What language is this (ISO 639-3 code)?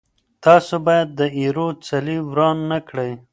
pus